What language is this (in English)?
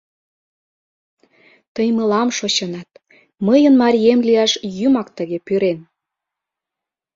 Mari